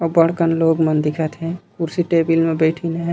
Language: Chhattisgarhi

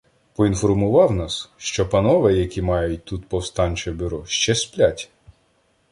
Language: Ukrainian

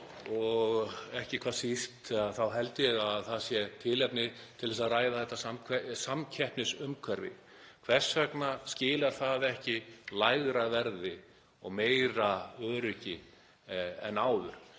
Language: Icelandic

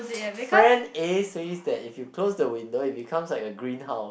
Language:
English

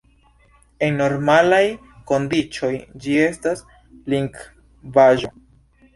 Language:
Esperanto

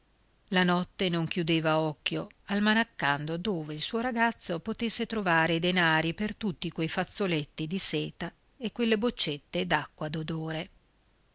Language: Italian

